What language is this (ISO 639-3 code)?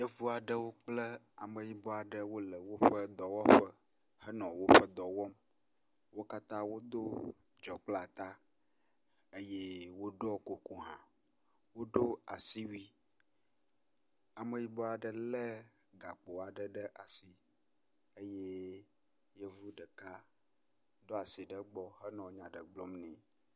ewe